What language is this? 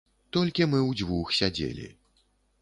Belarusian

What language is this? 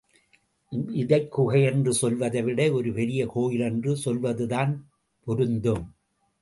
Tamil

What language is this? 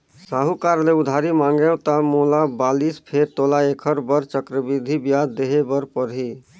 Chhattisgarhi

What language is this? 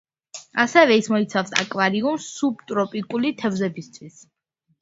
Georgian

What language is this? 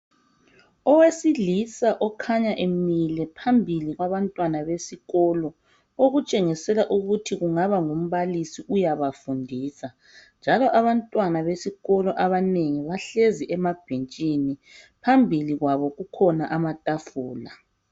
North Ndebele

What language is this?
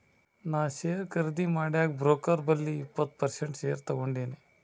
Kannada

